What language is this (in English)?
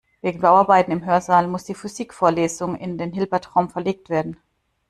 German